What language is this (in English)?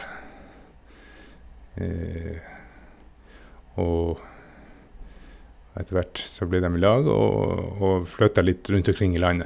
Norwegian